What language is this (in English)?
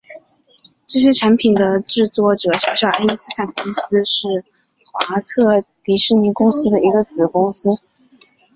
Chinese